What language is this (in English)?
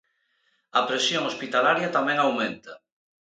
Galician